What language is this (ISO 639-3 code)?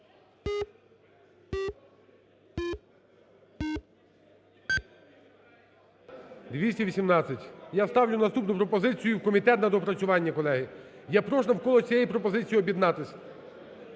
ukr